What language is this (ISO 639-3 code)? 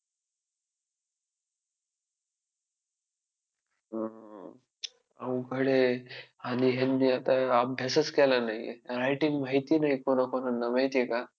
mar